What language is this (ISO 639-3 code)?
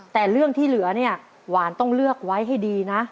tha